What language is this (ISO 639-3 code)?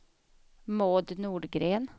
swe